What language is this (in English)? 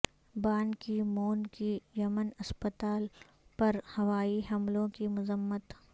Urdu